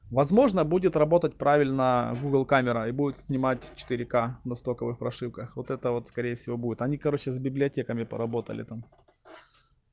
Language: Russian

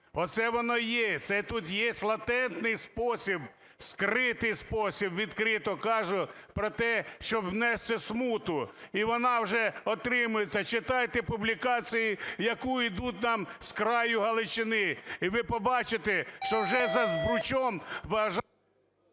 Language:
Ukrainian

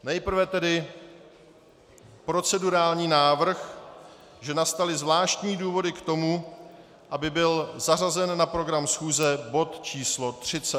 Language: Czech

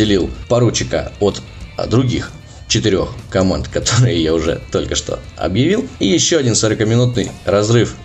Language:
Russian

